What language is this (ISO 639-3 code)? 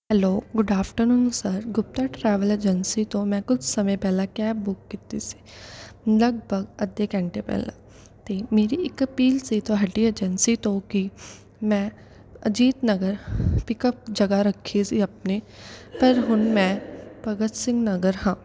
pan